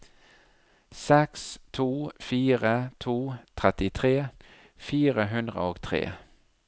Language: Norwegian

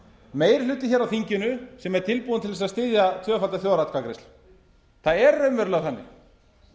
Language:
Icelandic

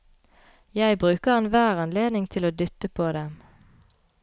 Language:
Norwegian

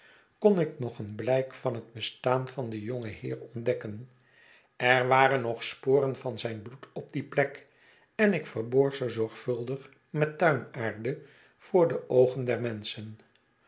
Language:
Dutch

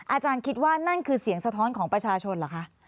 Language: Thai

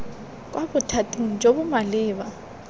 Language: Tswana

